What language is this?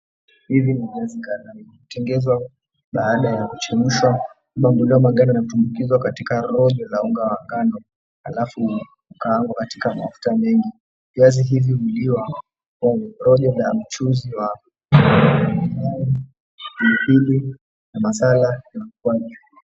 Swahili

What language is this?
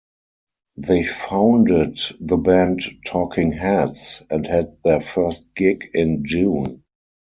English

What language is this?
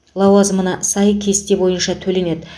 Kazakh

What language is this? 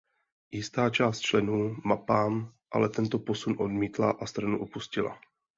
Czech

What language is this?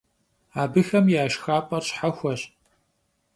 Kabardian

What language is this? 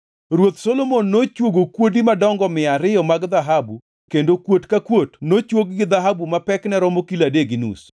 Luo (Kenya and Tanzania)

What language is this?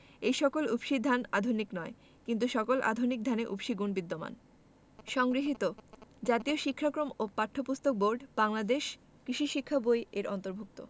Bangla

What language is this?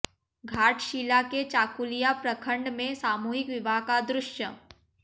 Hindi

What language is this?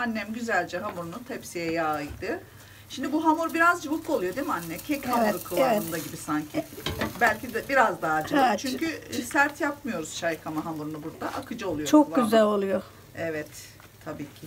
Turkish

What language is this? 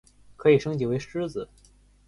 Chinese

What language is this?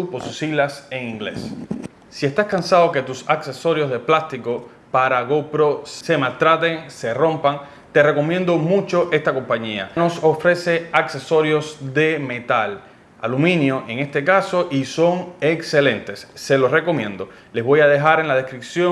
Spanish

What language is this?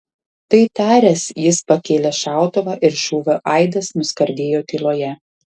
Lithuanian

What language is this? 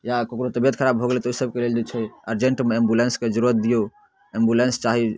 Maithili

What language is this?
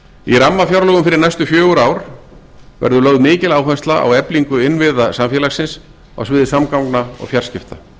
Icelandic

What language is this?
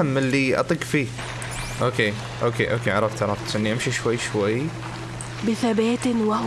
Arabic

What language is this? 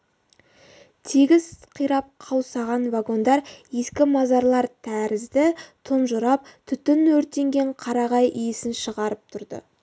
Kazakh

